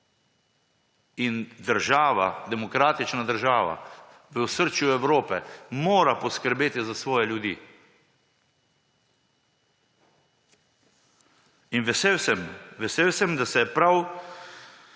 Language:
Slovenian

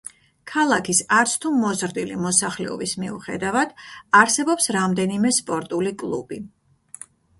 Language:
Georgian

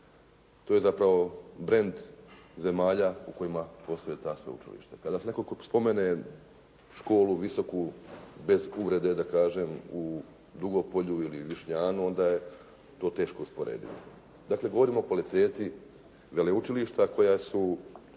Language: Croatian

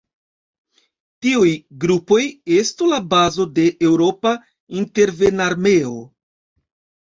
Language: Esperanto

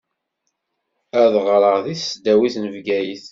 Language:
Kabyle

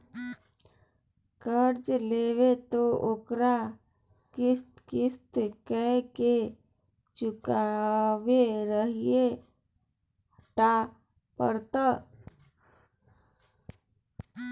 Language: Maithili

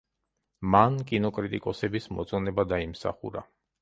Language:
Georgian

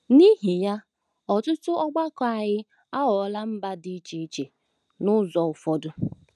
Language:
Igbo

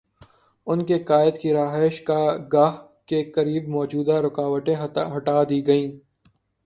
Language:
Urdu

